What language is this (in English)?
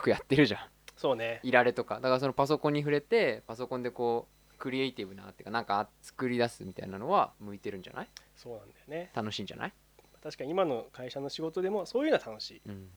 Japanese